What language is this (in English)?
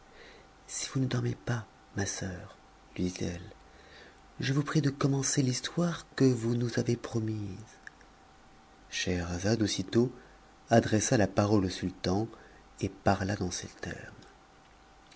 French